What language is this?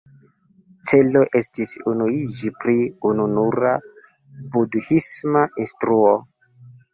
Esperanto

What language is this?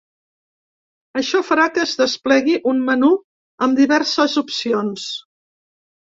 Catalan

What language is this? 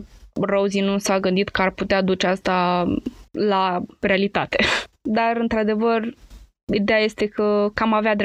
Romanian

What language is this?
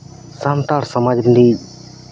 Santali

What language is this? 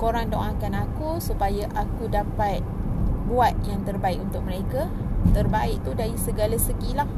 Malay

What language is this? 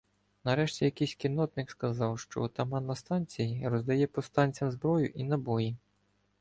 Ukrainian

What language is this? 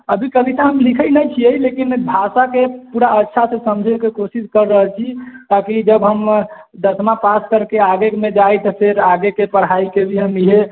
Maithili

